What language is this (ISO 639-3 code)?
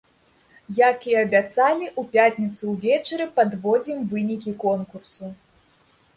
bel